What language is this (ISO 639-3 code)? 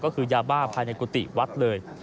tha